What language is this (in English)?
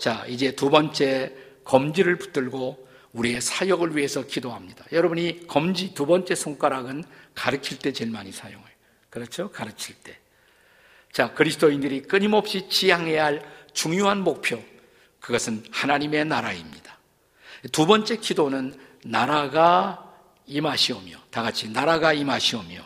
Korean